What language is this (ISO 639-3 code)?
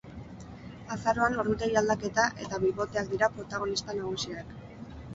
eus